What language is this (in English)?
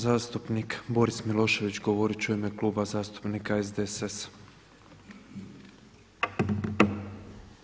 Croatian